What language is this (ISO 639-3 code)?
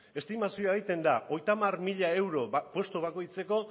eus